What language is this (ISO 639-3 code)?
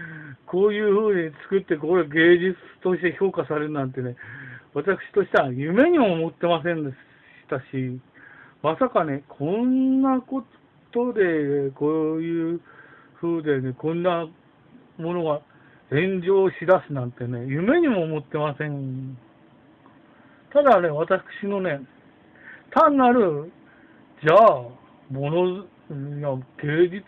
jpn